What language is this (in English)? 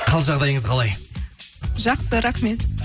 Kazakh